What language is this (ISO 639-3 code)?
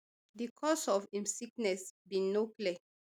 pcm